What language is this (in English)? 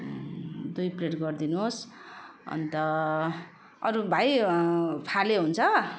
Nepali